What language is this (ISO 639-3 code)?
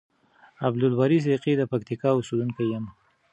pus